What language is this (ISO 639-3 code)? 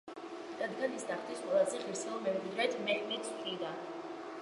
kat